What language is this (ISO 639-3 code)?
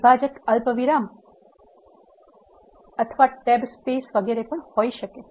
guj